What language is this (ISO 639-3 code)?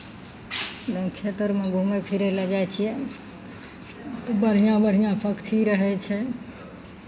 mai